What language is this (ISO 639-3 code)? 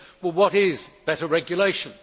eng